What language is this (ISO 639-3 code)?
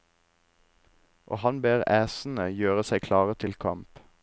nor